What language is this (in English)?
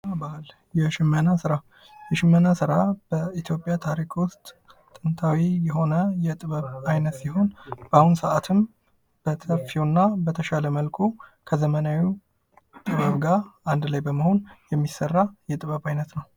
Amharic